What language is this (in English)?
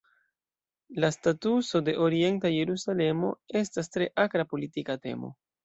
Esperanto